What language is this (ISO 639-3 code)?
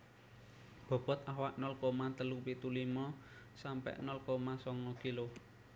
jav